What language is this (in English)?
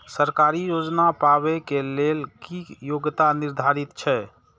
Maithili